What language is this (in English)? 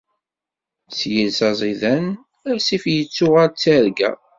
Kabyle